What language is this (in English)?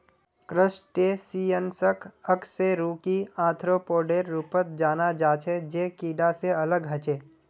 Magahi